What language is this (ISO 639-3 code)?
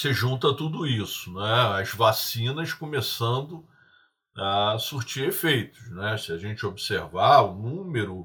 por